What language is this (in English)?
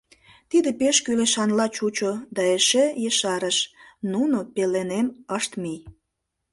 Mari